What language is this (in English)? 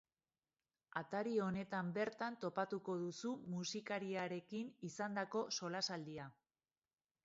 Basque